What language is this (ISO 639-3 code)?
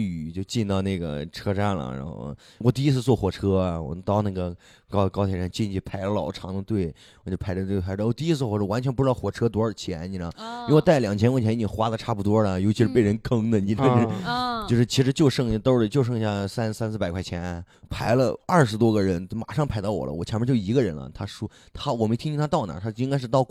zho